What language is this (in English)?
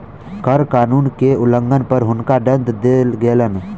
Maithili